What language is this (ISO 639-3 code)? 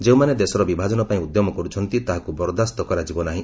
ori